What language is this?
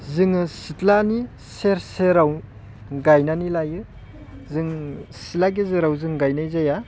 Bodo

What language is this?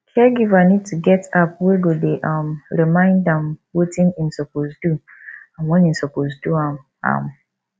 Nigerian Pidgin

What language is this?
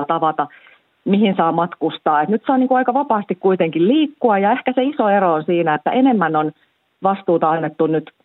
Finnish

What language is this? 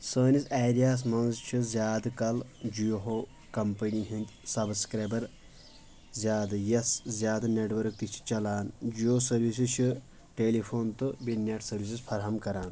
Kashmiri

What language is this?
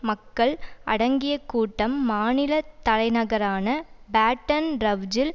Tamil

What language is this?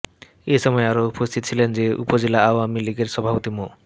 Bangla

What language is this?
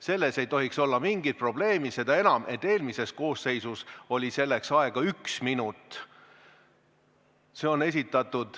Estonian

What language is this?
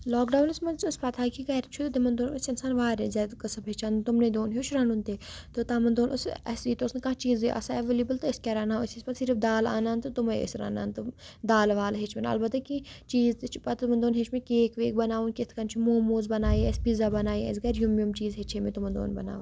Kashmiri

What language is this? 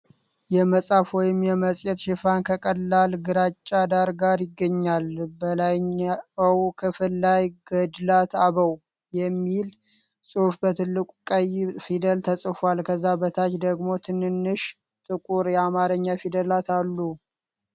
Amharic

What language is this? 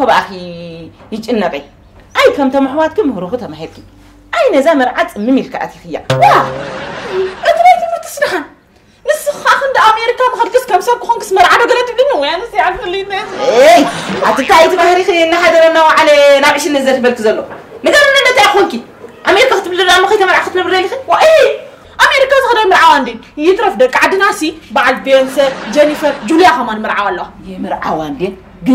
Arabic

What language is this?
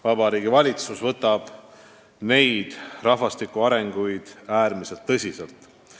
Estonian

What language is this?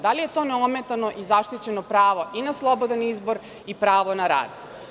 Serbian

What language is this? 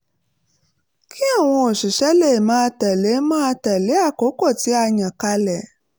Yoruba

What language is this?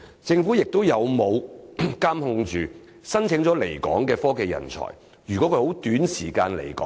Cantonese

